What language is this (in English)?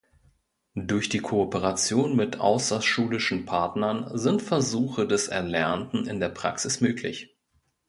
German